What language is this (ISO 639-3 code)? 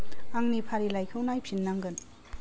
brx